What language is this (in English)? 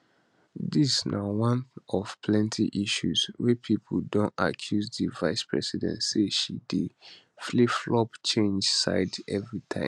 Nigerian Pidgin